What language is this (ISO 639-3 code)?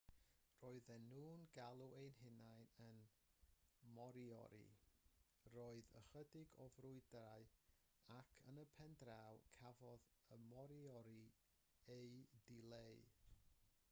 cym